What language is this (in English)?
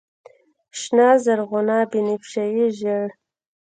Pashto